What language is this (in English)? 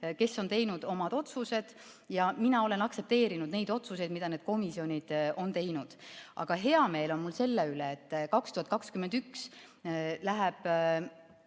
Estonian